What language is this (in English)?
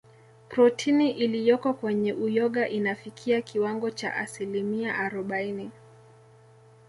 Swahili